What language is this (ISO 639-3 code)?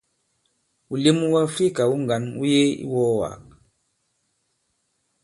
abb